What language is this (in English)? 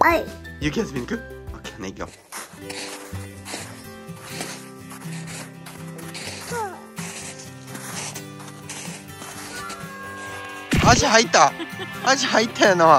Japanese